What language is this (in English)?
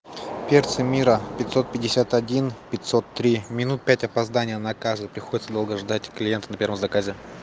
Russian